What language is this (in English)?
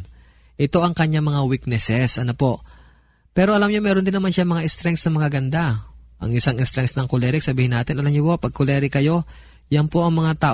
Filipino